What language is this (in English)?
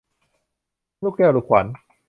Thai